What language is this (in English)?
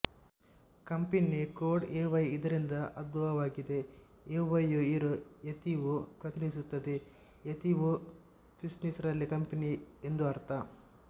Kannada